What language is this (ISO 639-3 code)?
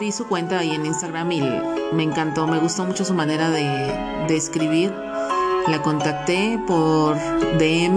spa